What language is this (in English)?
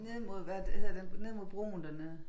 Danish